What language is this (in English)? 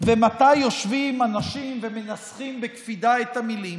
Hebrew